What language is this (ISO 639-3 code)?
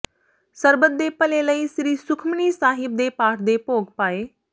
pan